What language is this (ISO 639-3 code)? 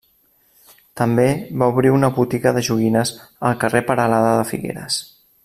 cat